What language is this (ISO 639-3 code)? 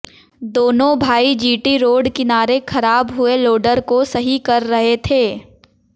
hin